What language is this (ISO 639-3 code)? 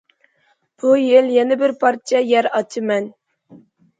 uig